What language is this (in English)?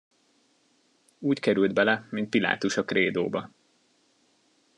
Hungarian